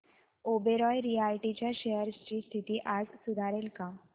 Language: Marathi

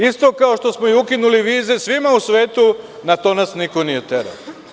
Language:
Serbian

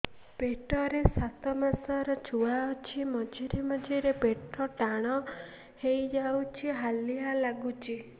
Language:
Odia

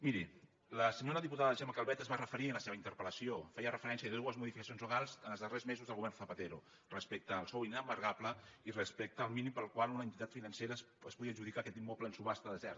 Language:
Catalan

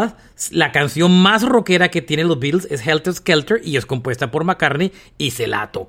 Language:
Spanish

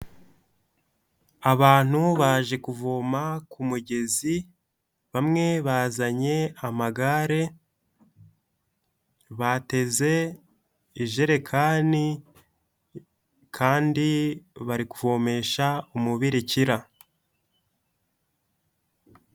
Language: Kinyarwanda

